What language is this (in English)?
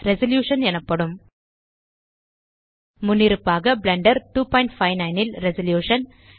Tamil